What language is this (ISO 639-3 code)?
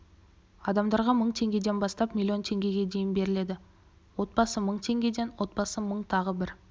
kaz